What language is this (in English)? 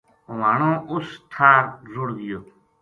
Gujari